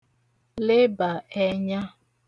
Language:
Igbo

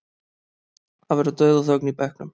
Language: Icelandic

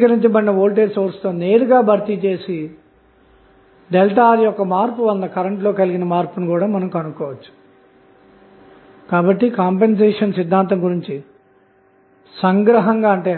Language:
Telugu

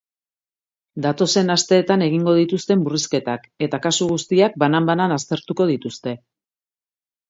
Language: Basque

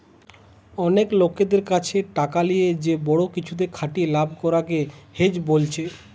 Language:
Bangla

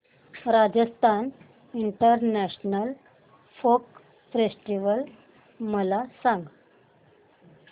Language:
Marathi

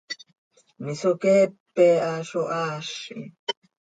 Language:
Seri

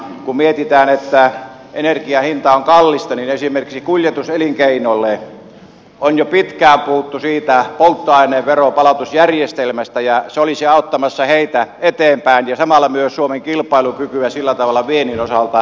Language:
Finnish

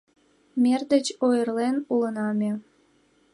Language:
Mari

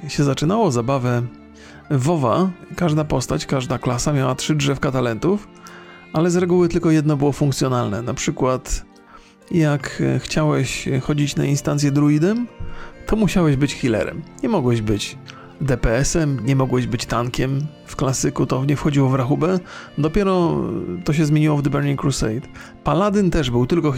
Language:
Polish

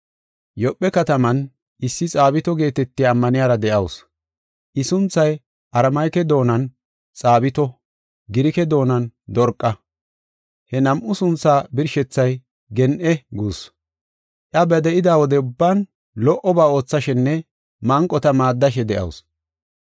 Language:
Gofa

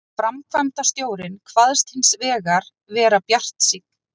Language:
Icelandic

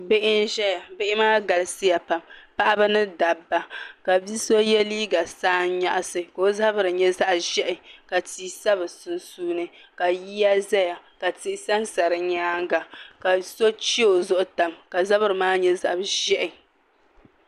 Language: Dagbani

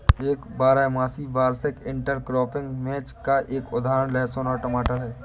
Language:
Hindi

